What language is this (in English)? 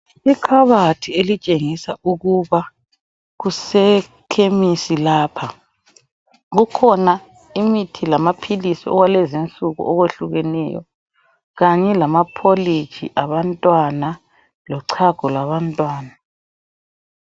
North Ndebele